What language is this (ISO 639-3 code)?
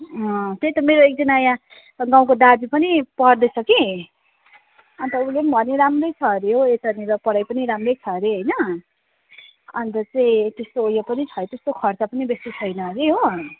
nep